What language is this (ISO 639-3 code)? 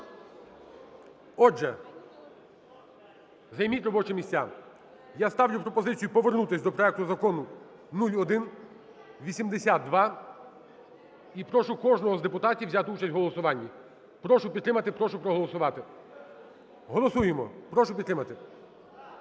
ukr